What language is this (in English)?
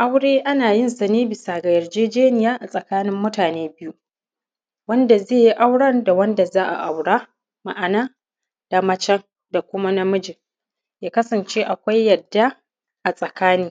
Hausa